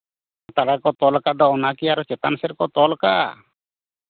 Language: Santali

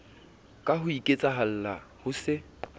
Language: Southern Sotho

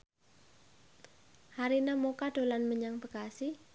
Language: Javanese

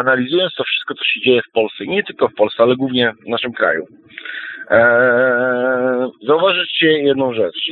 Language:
Polish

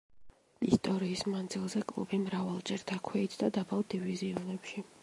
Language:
Georgian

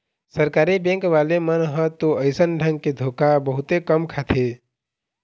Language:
Chhattisgarhi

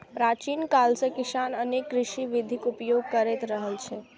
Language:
Maithili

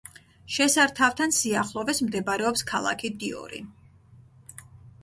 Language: Georgian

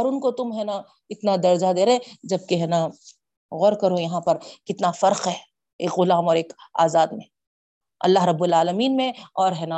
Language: Urdu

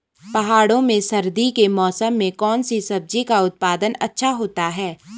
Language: Hindi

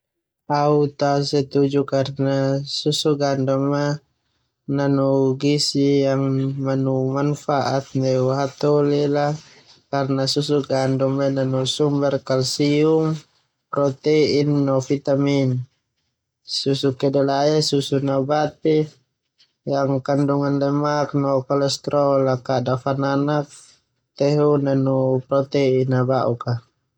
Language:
Termanu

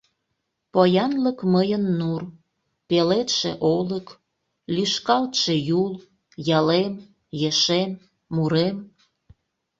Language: Mari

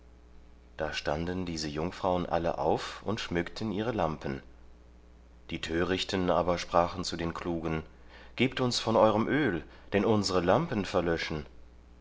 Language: German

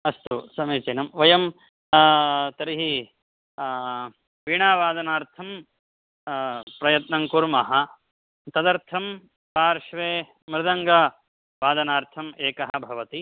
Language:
Sanskrit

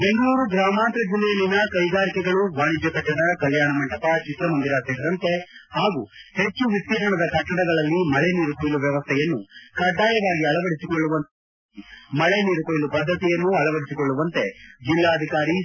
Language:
Kannada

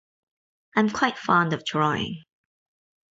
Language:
English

